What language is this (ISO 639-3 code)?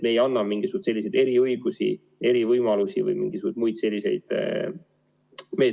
est